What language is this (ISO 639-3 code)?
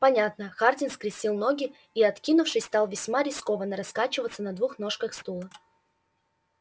rus